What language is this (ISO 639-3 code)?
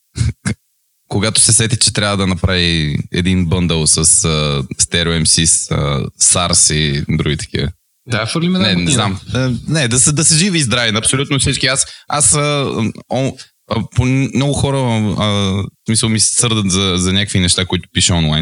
bul